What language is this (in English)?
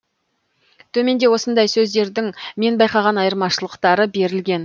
Kazakh